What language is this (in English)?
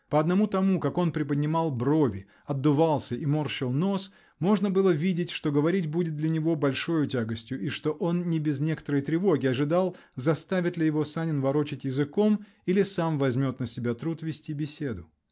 Russian